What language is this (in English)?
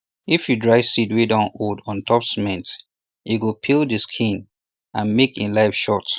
Nigerian Pidgin